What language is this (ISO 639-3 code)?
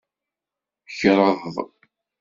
kab